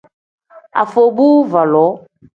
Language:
Tem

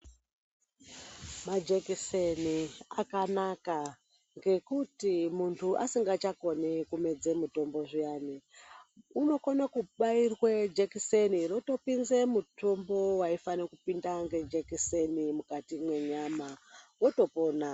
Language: Ndau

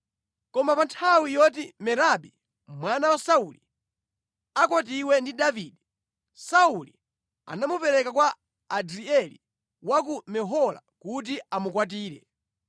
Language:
Nyanja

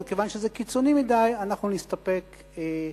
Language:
Hebrew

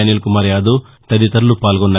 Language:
Telugu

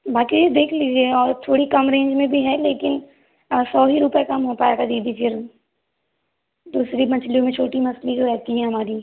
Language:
Hindi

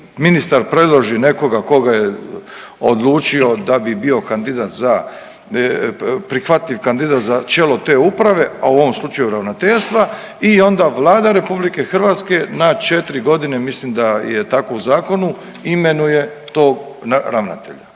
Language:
Croatian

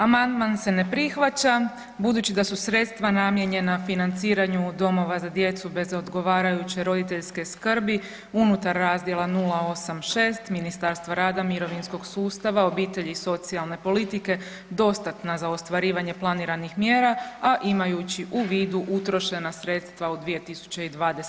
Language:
Croatian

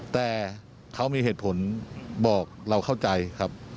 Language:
Thai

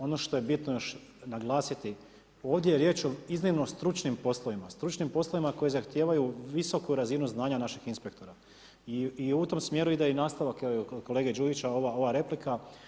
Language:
Croatian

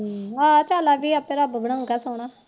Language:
Punjabi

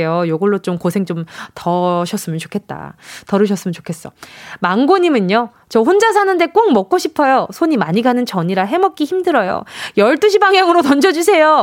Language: Korean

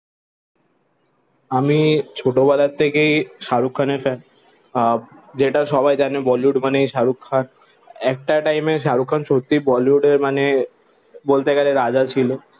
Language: Bangla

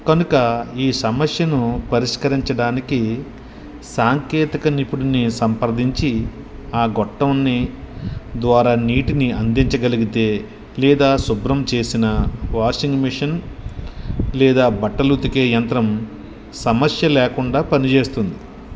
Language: Telugu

